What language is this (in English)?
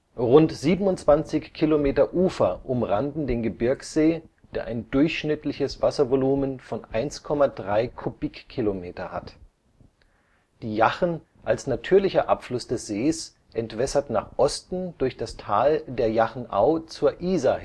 German